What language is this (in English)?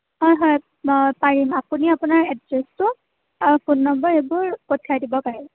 Assamese